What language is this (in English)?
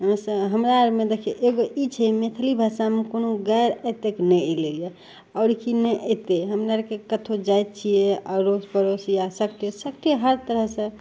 Maithili